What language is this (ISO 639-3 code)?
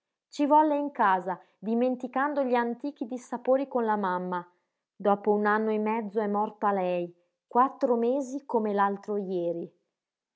ita